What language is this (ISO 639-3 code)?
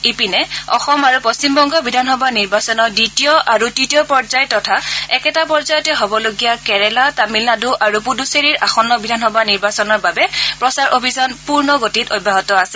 asm